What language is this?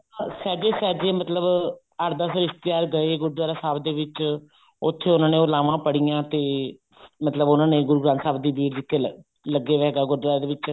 Punjabi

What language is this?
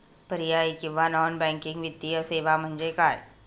Marathi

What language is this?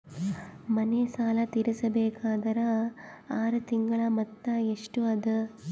Kannada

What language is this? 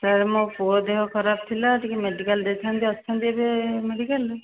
Odia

